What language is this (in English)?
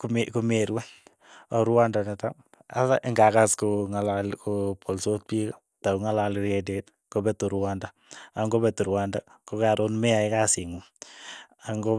Keiyo